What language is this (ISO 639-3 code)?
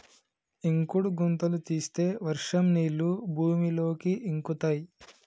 tel